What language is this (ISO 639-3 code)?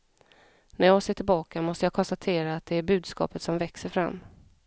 swe